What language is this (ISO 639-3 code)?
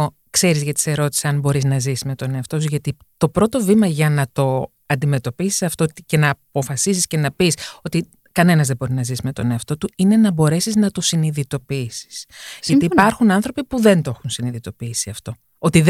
ell